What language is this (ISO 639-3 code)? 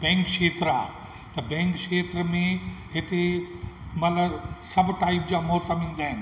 snd